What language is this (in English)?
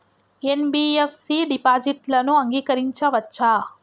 Telugu